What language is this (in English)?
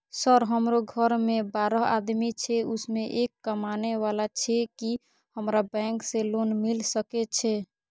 Maithili